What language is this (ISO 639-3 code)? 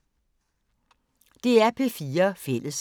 dan